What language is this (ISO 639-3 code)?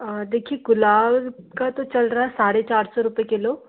hin